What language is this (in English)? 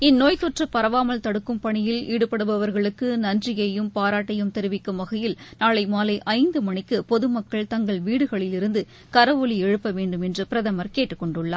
Tamil